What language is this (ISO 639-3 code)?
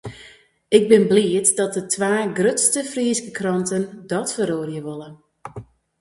fry